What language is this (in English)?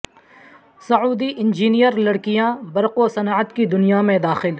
Urdu